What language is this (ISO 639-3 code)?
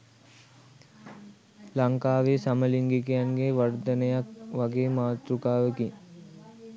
sin